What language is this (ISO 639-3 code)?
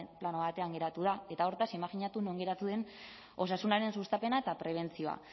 eus